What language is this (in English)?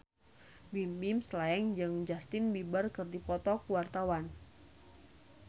Sundanese